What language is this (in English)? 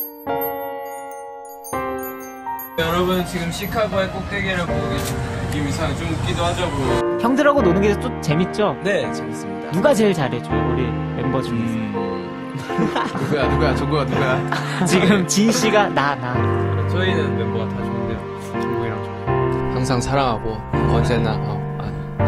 Korean